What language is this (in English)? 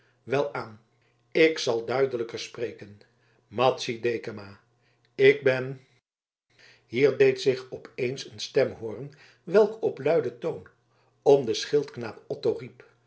Dutch